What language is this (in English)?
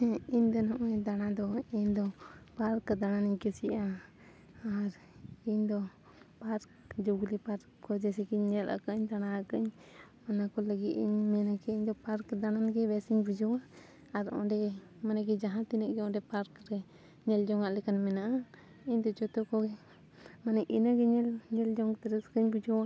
Santali